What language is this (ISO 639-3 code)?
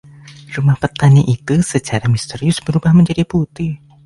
ind